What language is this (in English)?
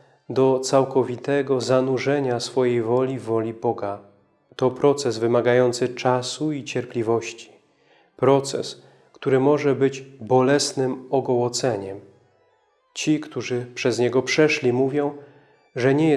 Polish